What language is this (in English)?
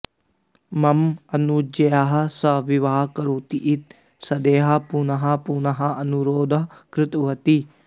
Sanskrit